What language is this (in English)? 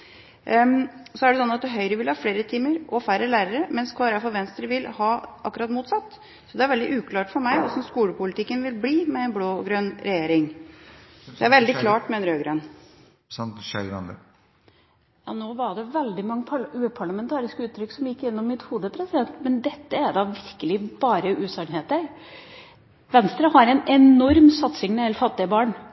Norwegian Bokmål